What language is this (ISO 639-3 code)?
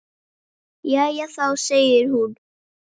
isl